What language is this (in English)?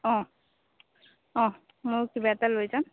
Assamese